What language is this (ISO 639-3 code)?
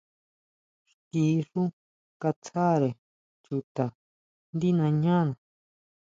mau